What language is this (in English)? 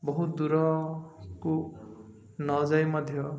Odia